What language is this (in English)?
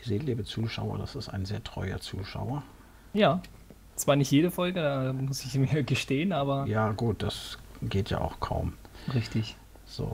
German